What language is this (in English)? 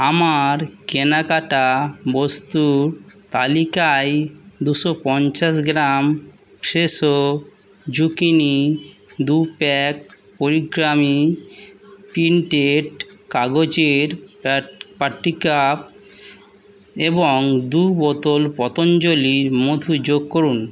Bangla